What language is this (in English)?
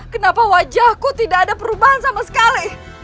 Indonesian